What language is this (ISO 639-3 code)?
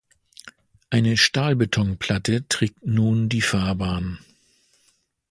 deu